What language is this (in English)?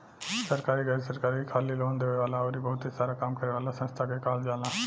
Bhojpuri